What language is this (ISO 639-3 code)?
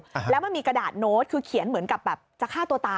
tha